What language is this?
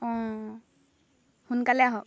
Assamese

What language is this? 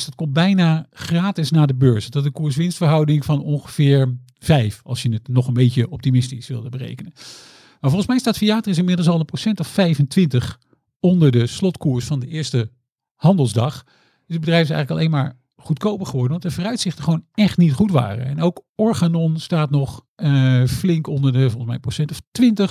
Dutch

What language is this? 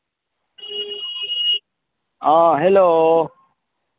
Maithili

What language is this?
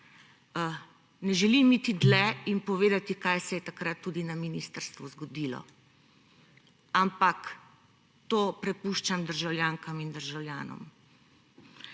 Slovenian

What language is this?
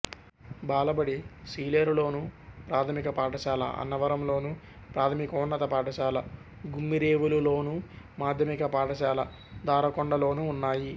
Telugu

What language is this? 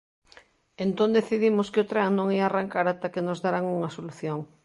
Galician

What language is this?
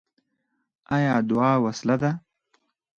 Pashto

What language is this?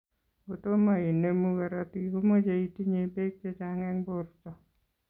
Kalenjin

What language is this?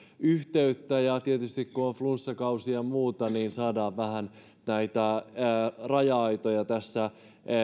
Finnish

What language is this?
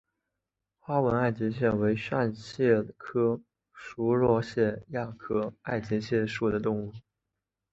Chinese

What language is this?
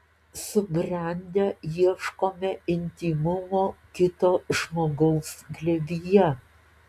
Lithuanian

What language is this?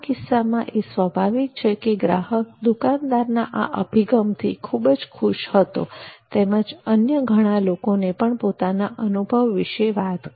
Gujarati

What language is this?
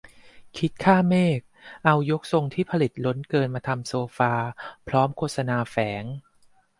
Thai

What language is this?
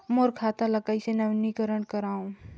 Chhattisgarhi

